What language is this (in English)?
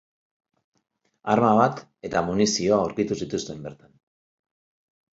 Basque